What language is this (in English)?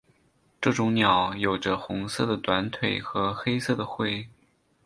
Chinese